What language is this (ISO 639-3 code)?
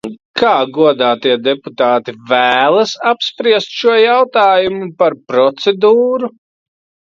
lav